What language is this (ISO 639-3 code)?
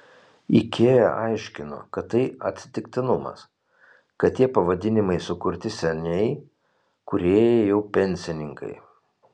lit